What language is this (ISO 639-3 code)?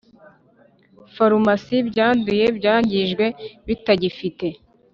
kin